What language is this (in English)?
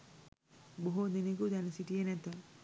Sinhala